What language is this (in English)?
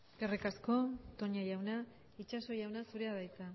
Basque